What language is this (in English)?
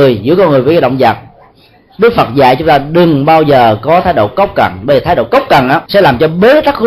Vietnamese